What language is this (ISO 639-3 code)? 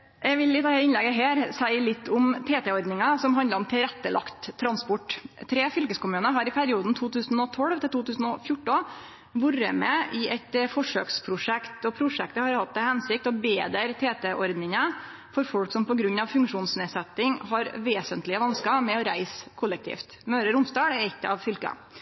nno